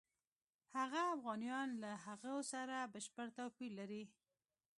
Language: Pashto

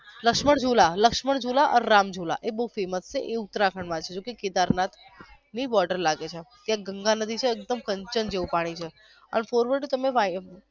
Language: Gujarati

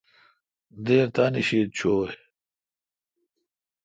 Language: Kalkoti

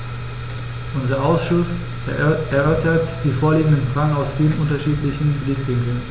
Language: German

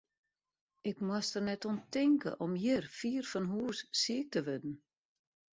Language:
Western Frisian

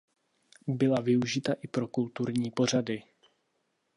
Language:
Czech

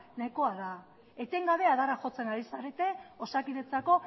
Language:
Basque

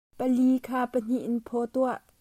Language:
Hakha Chin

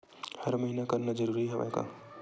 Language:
Chhattisgarhi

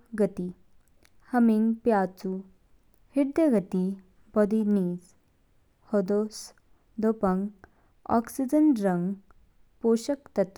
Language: Kinnauri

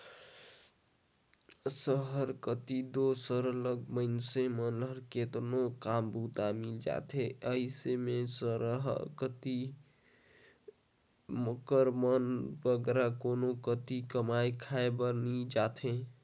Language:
Chhattisgarhi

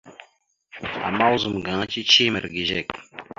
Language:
Mada (Cameroon)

